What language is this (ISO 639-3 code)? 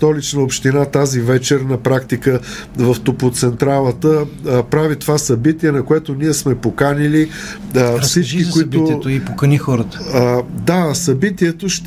bul